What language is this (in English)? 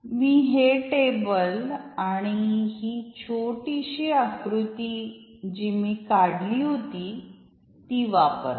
Marathi